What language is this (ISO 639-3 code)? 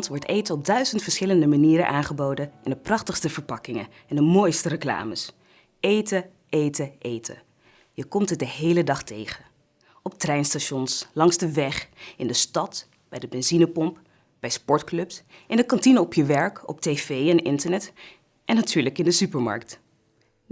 nld